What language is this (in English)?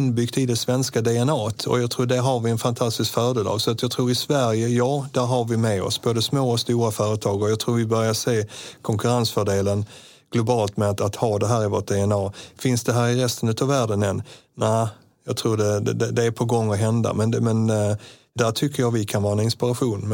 Swedish